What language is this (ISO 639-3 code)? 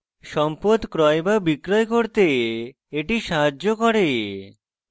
ben